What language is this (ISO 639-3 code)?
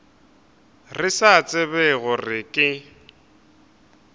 nso